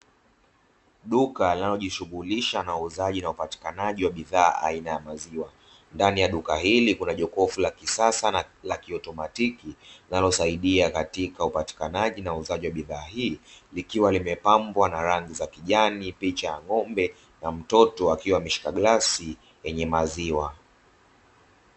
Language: Swahili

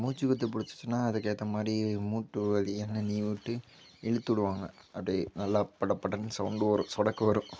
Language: Tamil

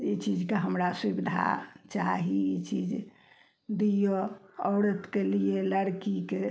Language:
Maithili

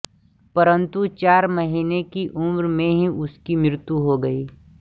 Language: Hindi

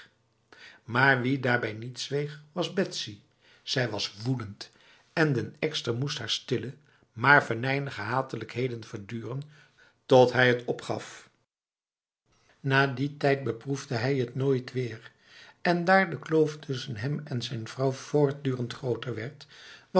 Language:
Dutch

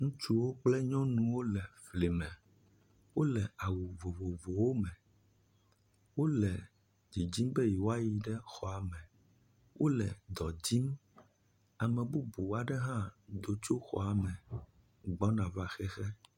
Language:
Ewe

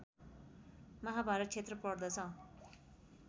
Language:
Nepali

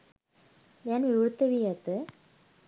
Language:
Sinhala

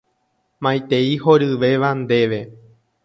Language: Guarani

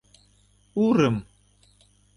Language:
Mari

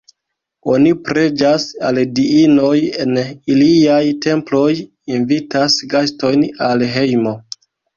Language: Esperanto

